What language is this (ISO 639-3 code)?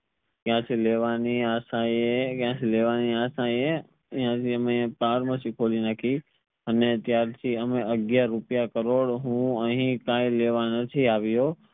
guj